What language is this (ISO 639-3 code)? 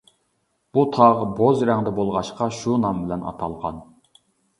uig